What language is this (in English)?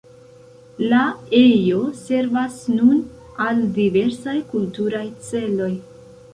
Esperanto